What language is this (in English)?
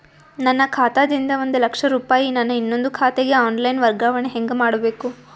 Kannada